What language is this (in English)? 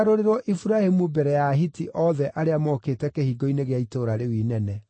Kikuyu